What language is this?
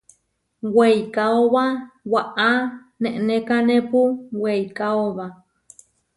Huarijio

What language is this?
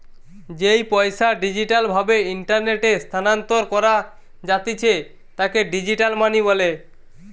Bangla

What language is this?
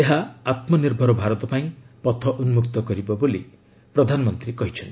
Odia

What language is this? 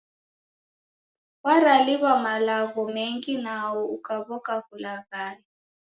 Taita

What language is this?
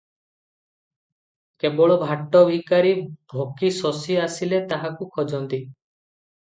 Odia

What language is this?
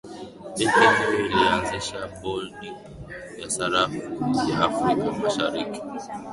Swahili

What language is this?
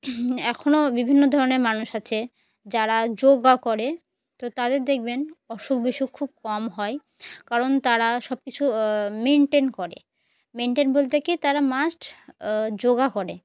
Bangla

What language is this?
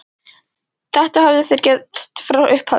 Icelandic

